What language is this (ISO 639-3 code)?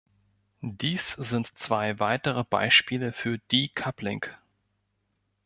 deu